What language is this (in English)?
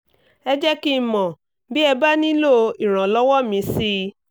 Yoruba